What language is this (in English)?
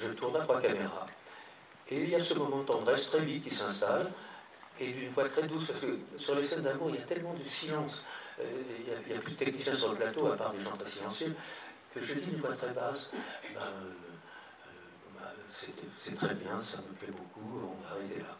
French